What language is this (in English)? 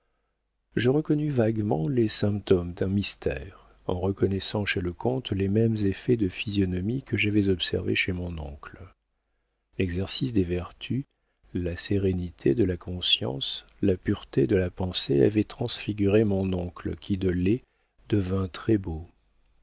French